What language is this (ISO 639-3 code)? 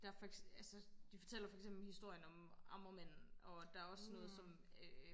dan